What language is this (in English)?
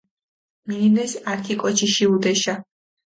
Mingrelian